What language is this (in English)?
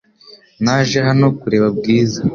Kinyarwanda